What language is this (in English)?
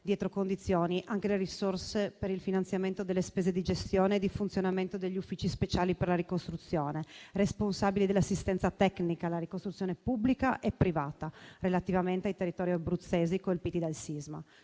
Italian